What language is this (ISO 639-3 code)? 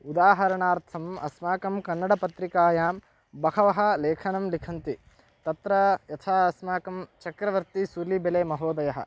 san